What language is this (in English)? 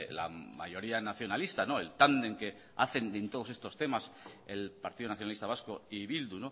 Spanish